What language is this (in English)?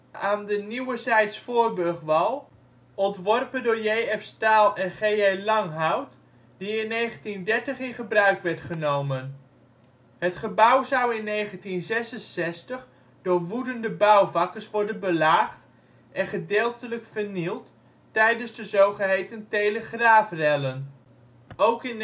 Dutch